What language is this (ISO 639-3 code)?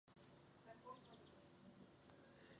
ces